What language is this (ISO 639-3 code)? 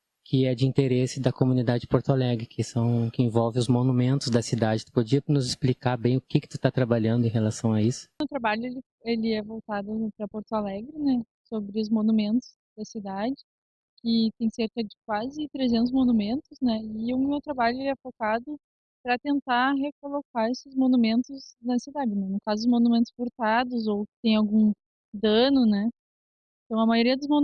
por